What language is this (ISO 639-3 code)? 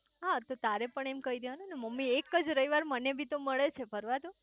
guj